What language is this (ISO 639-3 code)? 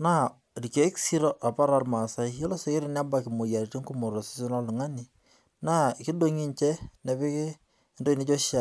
mas